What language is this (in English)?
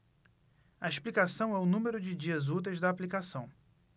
Portuguese